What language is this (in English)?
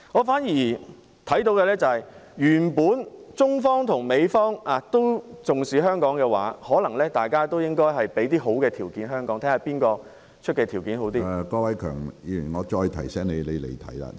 Cantonese